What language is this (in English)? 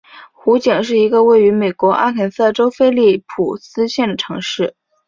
Chinese